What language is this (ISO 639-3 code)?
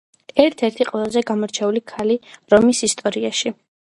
kat